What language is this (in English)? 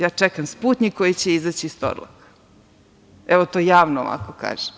Serbian